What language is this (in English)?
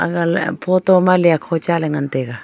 Wancho Naga